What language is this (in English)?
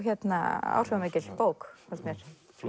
Icelandic